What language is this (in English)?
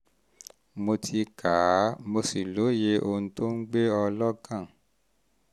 Yoruba